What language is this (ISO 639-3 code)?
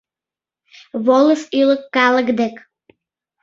chm